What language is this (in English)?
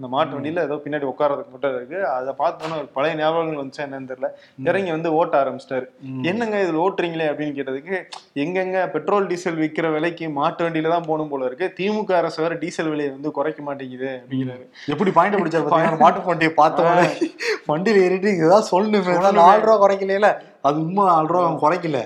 Tamil